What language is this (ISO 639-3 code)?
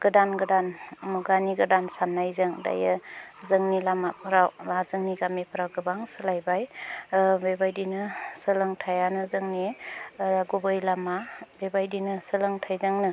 brx